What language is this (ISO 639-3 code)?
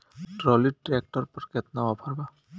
bho